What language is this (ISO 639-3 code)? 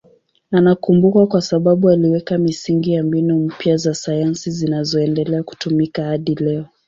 swa